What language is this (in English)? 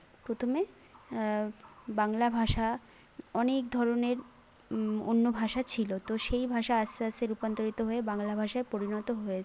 Bangla